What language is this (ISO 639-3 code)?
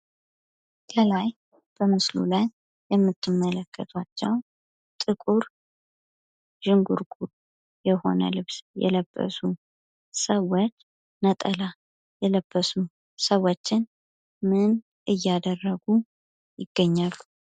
amh